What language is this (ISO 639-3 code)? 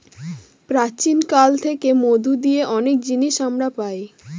ben